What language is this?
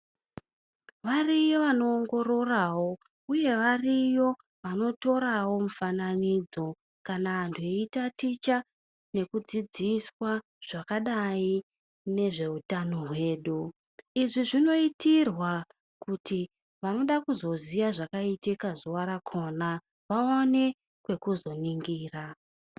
Ndau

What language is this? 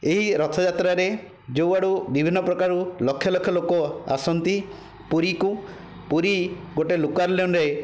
Odia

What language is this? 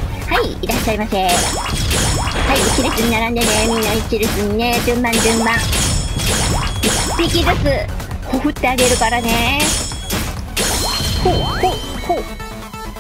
Japanese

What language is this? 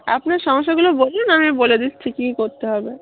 Bangla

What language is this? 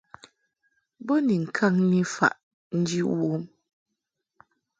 Mungaka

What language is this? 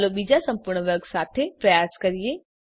Gujarati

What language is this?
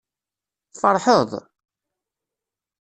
Kabyle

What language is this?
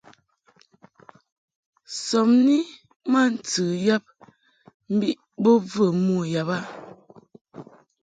Mungaka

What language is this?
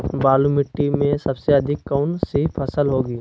Magahi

